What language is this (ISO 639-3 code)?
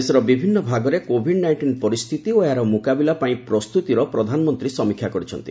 ori